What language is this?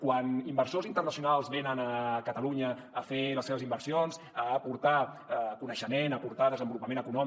Catalan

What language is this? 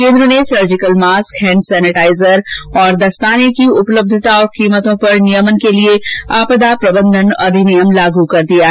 Hindi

